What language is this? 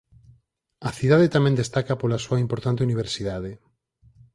Galician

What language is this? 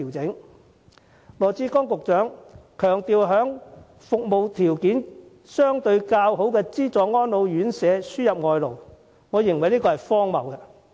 Cantonese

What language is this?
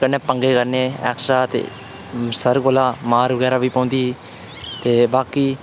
Dogri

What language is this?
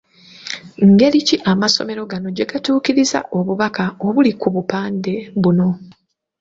Ganda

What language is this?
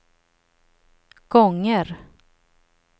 Swedish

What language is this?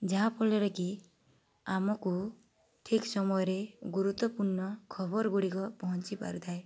Odia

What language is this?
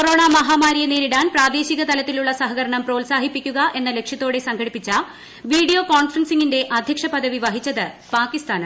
Malayalam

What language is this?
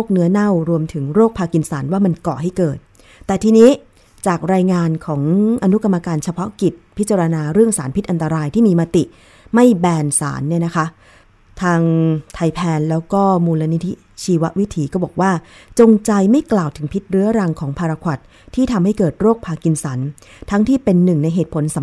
Thai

